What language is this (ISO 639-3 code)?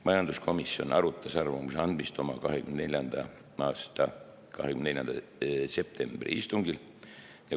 est